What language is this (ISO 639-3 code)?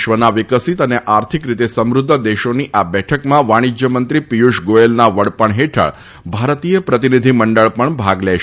guj